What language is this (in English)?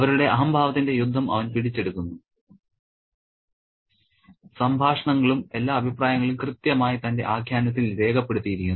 Malayalam